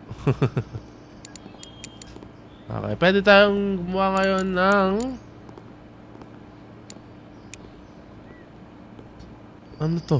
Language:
Filipino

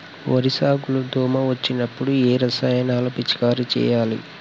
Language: Telugu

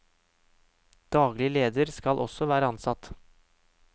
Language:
Norwegian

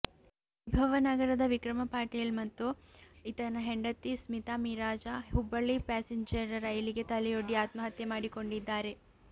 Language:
Kannada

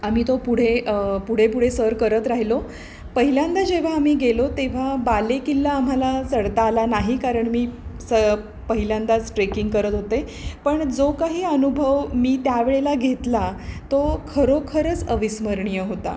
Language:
Marathi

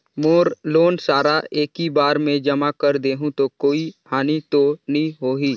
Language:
Chhattisgarhi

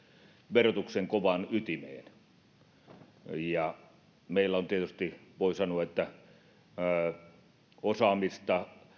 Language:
Finnish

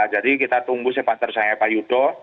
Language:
Indonesian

